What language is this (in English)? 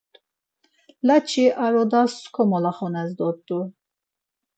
Laz